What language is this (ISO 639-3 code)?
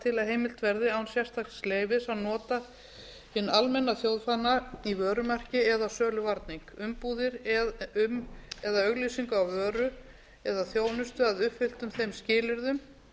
isl